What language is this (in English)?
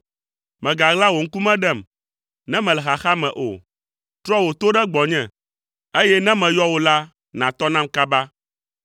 Ewe